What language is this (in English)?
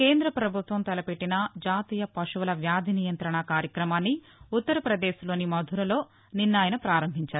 Telugu